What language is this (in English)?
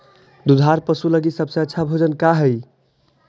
Magahi